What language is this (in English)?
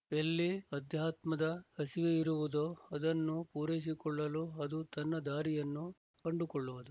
Kannada